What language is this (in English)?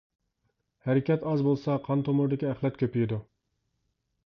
Uyghur